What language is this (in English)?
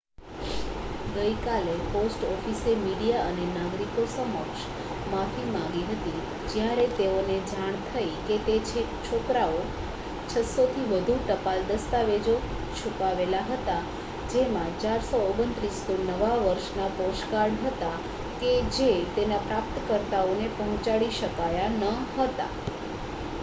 Gujarati